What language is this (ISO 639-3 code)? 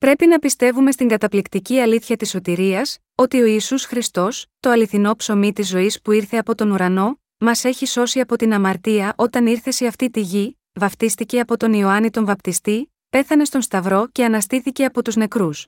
ell